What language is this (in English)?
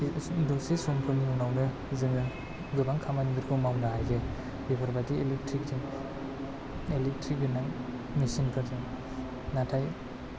Bodo